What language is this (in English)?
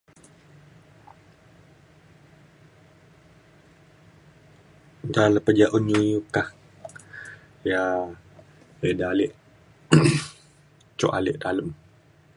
Mainstream Kenyah